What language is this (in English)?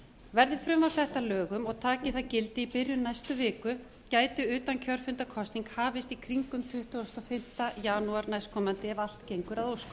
Icelandic